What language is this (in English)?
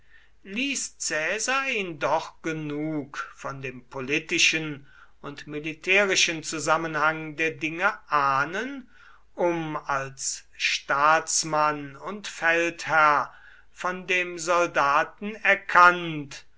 German